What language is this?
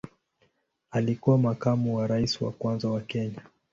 Swahili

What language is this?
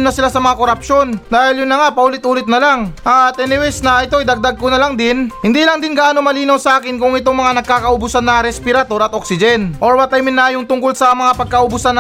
Filipino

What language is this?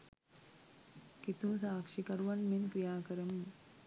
Sinhala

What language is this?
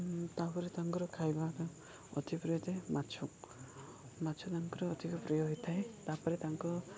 Odia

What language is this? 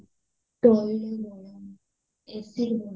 Odia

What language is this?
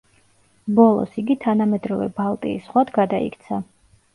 Georgian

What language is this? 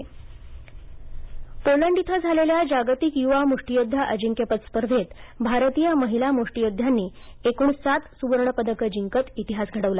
Marathi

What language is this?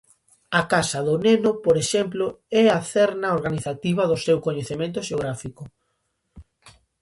Galician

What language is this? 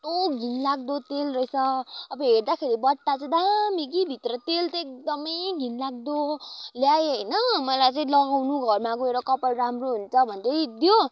Nepali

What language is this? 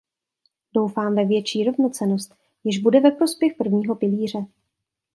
Czech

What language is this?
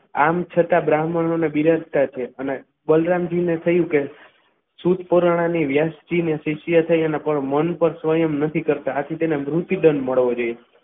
Gujarati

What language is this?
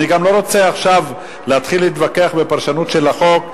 Hebrew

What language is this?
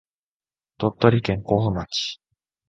Japanese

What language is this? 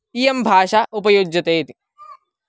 Sanskrit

